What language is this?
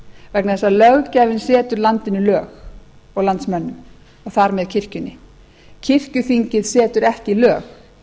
Icelandic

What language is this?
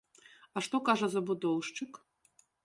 Belarusian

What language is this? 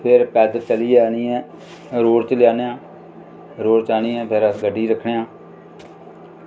Dogri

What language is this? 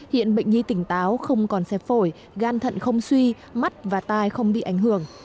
Vietnamese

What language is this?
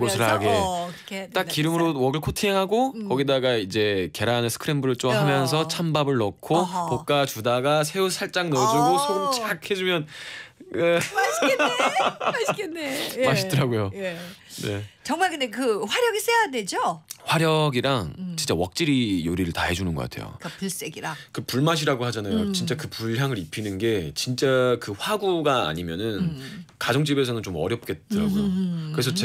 Korean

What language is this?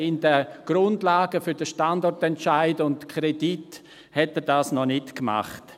Swiss German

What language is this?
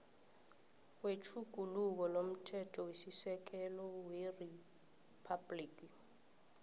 South Ndebele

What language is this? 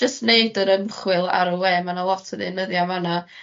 Welsh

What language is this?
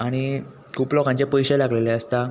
Konkani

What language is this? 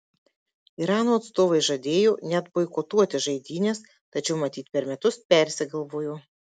Lithuanian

